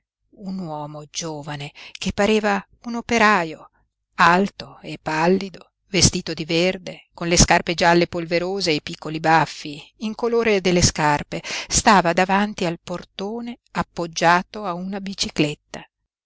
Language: Italian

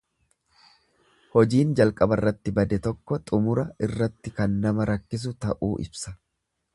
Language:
Oromo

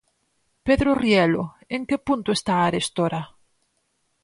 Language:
Galician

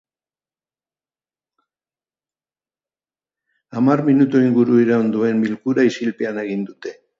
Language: Basque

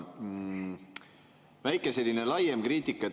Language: Estonian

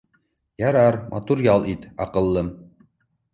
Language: Bashkir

